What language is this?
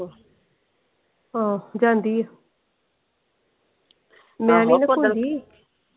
Punjabi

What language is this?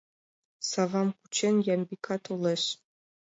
Mari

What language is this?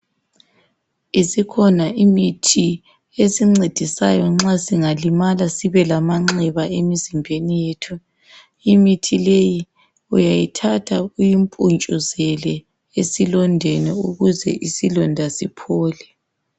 North Ndebele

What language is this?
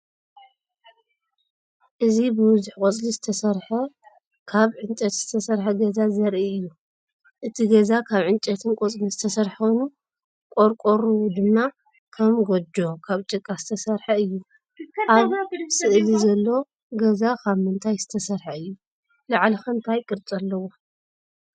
Tigrinya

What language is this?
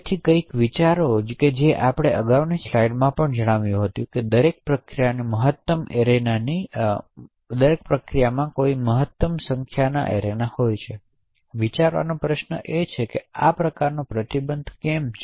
Gujarati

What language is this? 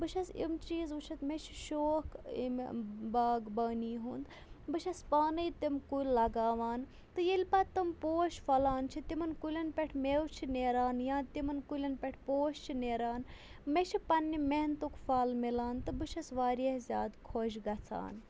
Kashmiri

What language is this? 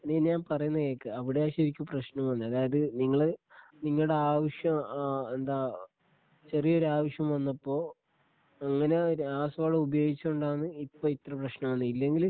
Malayalam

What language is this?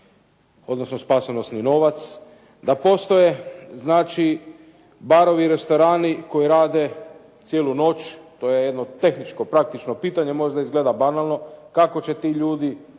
Croatian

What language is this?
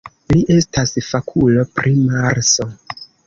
Esperanto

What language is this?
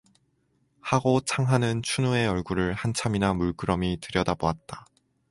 Korean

